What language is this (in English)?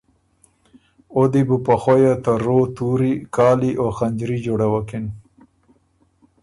Ormuri